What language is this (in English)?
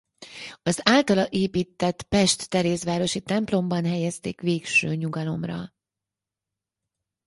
Hungarian